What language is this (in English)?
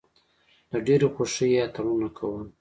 Pashto